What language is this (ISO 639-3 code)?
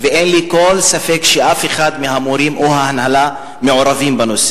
heb